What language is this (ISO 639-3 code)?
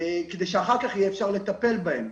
heb